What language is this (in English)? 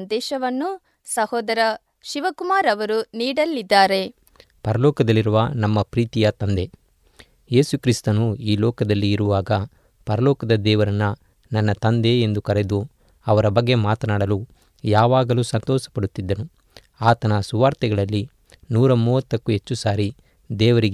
Kannada